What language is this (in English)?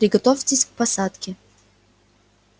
Russian